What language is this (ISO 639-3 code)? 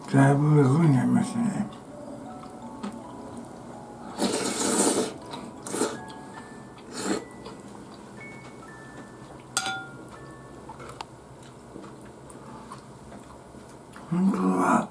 jpn